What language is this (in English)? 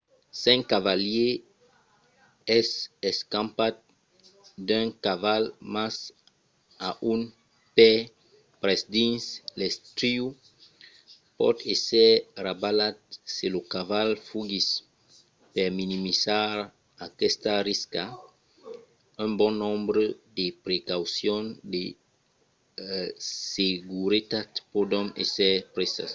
Occitan